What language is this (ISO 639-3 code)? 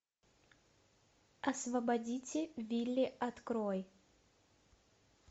rus